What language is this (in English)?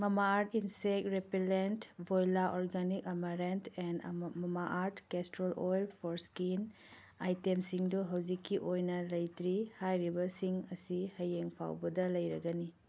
Manipuri